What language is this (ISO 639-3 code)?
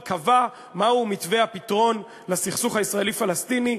heb